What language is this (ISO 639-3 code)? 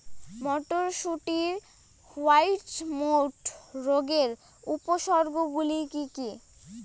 ben